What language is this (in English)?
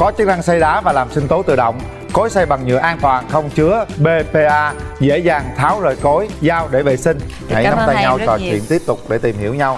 Vietnamese